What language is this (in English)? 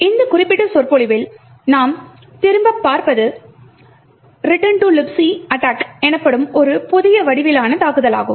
Tamil